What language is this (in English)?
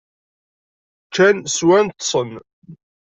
Kabyle